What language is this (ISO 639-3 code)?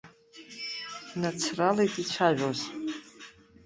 abk